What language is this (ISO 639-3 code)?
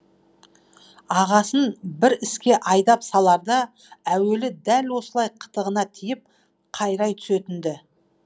kaz